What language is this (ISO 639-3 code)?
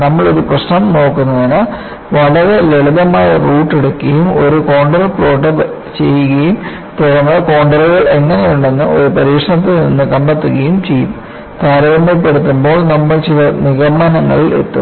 mal